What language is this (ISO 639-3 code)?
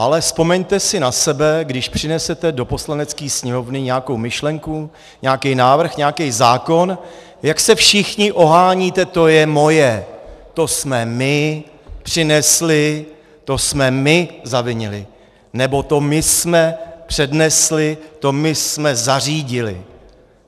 ces